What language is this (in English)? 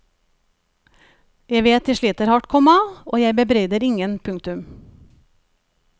Norwegian